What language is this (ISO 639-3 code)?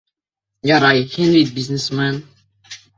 bak